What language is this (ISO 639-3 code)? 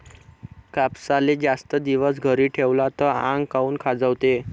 mar